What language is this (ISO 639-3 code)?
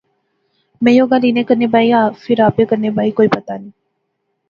phr